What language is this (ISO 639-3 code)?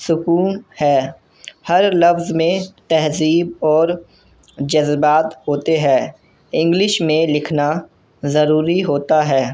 urd